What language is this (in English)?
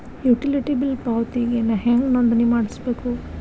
Kannada